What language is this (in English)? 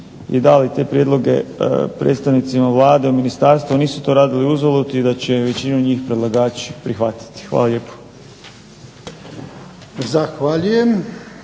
Croatian